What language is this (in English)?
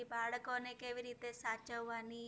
Gujarati